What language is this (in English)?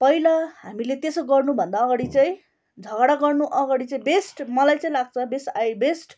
Nepali